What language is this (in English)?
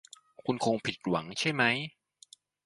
Thai